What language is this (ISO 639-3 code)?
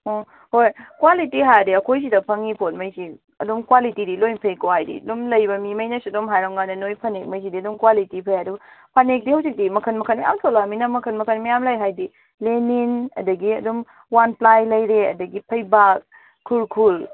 mni